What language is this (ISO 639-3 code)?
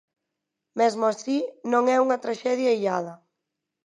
glg